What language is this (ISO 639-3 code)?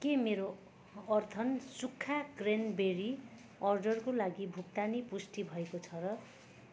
nep